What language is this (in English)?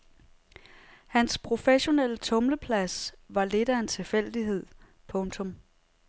Danish